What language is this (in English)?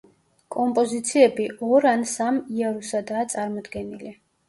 Georgian